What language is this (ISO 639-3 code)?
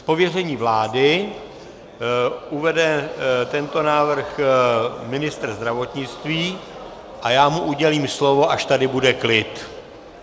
ces